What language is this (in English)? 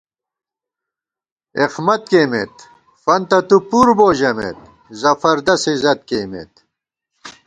Gawar-Bati